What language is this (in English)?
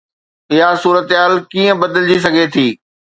Sindhi